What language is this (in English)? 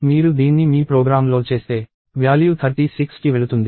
Telugu